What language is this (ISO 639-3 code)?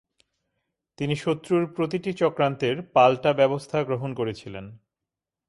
ben